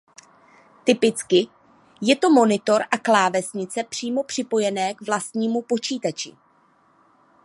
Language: Czech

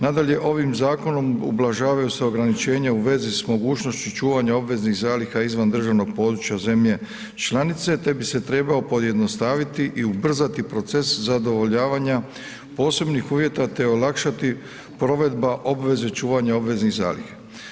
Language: Croatian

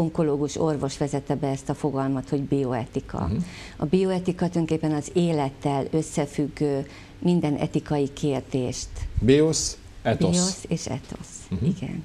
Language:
Hungarian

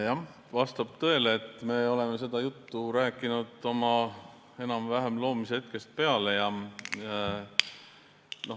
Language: Estonian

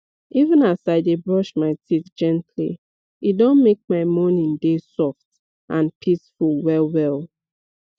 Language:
Nigerian Pidgin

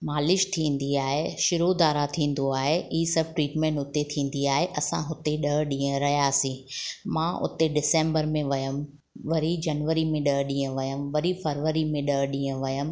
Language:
Sindhi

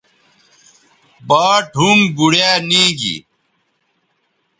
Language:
Bateri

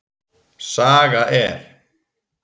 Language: Icelandic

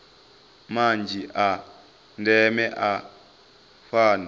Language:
Venda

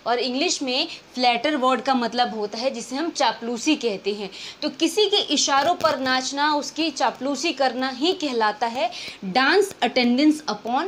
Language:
Hindi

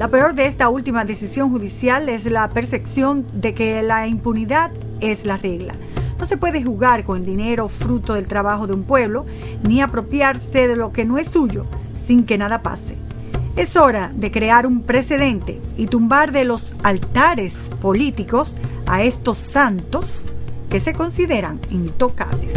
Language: Spanish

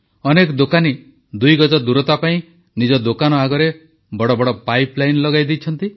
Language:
Odia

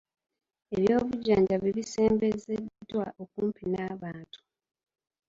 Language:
Ganda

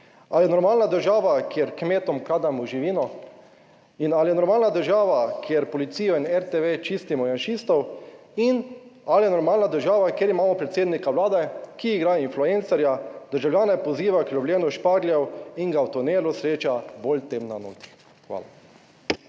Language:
Slovenian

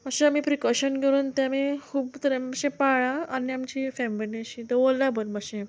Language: Konkani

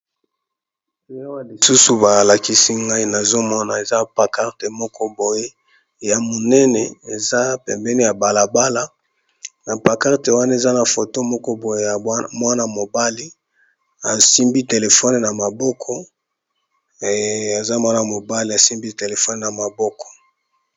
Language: Lingala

